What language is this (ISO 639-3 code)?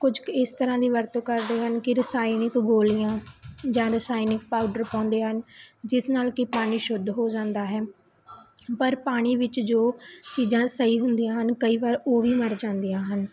pan